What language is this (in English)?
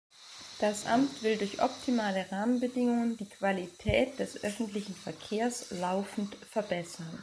German